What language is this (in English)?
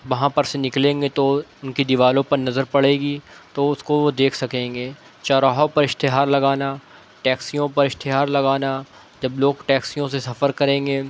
Urdu